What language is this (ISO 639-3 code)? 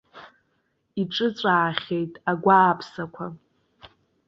abk